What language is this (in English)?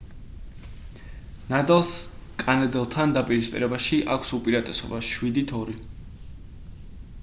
Georgian